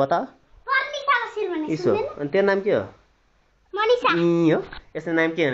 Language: Arabic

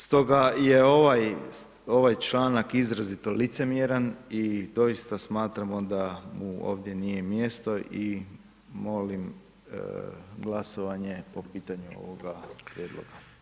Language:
Croatian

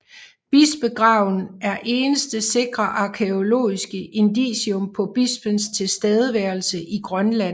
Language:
Danish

